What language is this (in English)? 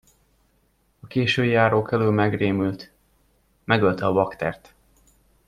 Hungarian